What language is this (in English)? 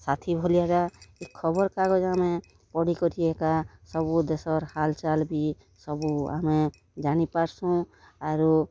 Odia